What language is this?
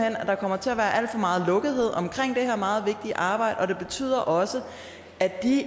Danish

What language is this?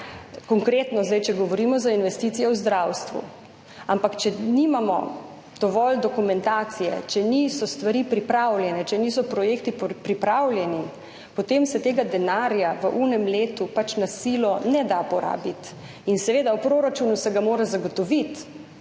Slovenian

